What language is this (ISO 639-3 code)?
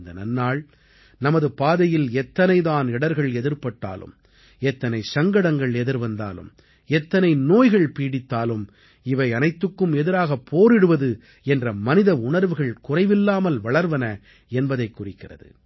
tam